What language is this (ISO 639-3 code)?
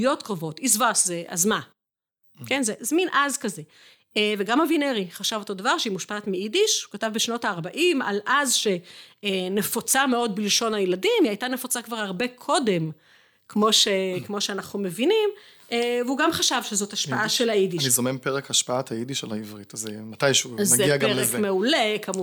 heb